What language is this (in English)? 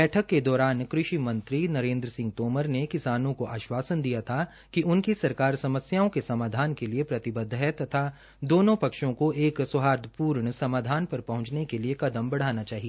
Hindi